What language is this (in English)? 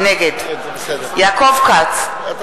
Hebrew